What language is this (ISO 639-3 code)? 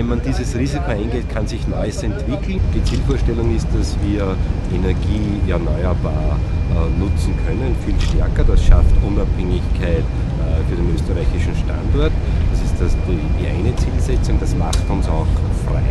deu